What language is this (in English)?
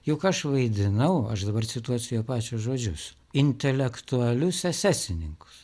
Lithuanian